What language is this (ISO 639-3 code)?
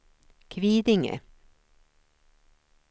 swe